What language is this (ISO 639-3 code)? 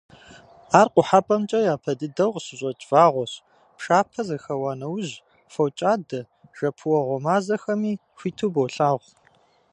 kbd